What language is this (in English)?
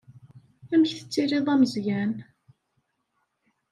Kabyle